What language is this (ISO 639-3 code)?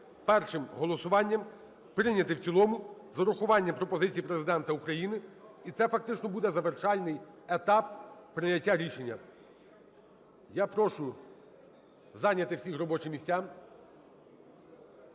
ukr